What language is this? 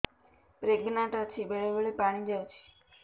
Odia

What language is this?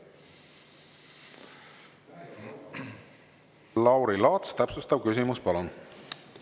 Estonian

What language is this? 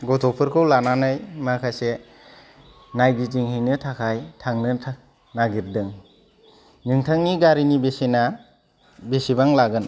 Bodo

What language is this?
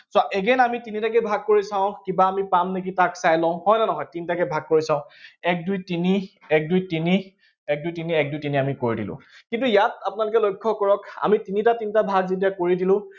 Assamese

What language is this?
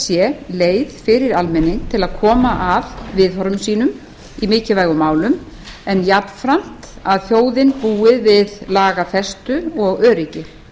Icelandic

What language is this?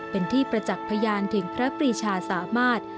Thai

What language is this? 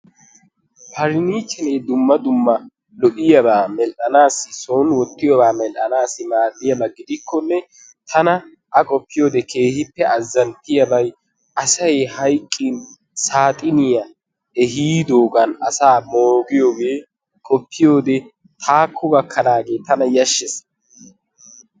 Wolaytta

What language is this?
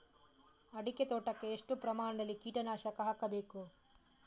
Kannada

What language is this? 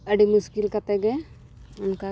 Santali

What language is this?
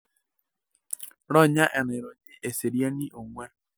Masai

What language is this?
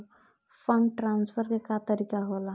Bhojpuri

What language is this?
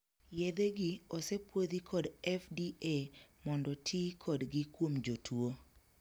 Luo (Kenya and Tanzania)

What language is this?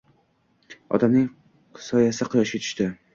Uzbek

